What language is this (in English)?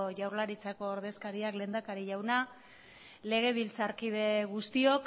Basque